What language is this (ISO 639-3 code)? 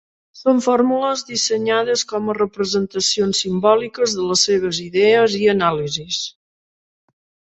cat